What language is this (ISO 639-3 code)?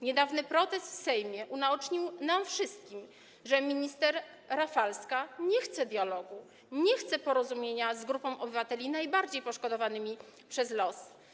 pol